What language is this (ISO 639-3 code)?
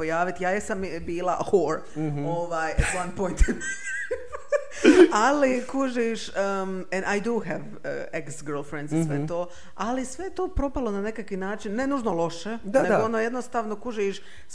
hrv